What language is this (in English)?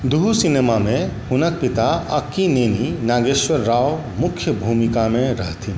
Maithili